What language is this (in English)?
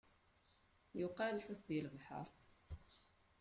Kabyle